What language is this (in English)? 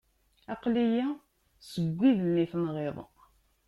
Kabyle